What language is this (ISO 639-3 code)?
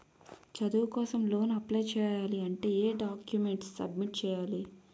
tel